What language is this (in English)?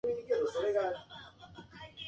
Japanese